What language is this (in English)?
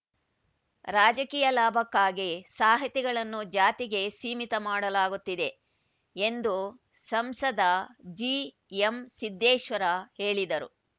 Kannada